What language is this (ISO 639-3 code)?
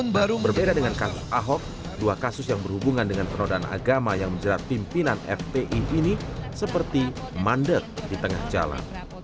ind